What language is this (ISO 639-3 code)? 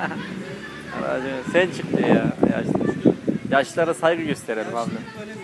tur